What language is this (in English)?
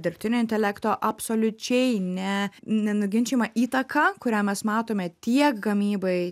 Lithuanian